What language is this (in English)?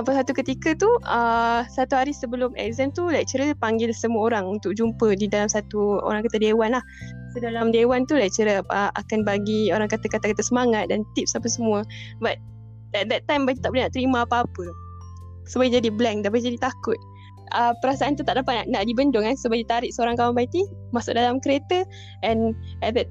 Malay